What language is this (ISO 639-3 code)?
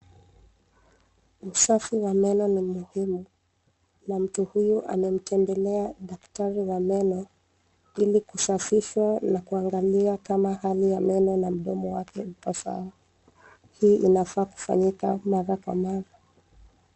swa